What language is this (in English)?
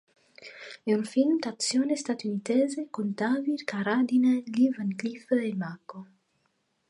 Italian